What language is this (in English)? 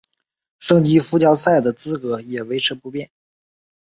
Chinese